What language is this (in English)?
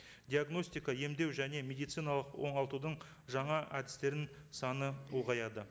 Kazakh